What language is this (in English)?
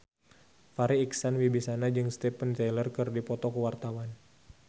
Sundanese